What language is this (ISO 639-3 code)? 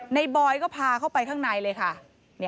tha